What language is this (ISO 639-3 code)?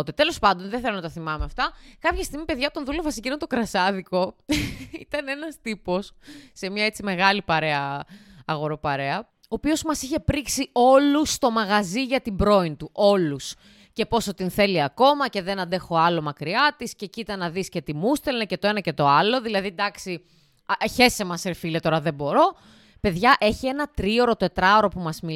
ell